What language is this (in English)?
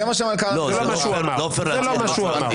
Hebrew